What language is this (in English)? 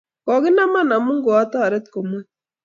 Kalenjin